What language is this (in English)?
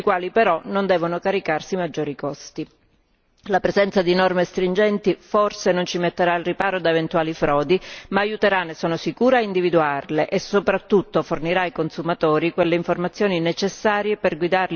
Italian